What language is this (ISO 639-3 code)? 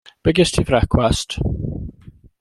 cym